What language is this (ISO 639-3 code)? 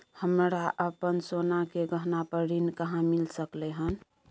mai